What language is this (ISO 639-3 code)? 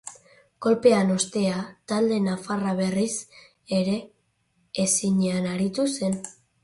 eus